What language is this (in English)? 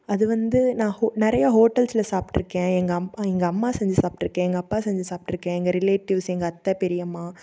Tamil